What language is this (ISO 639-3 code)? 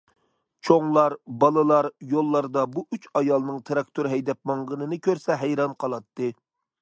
uig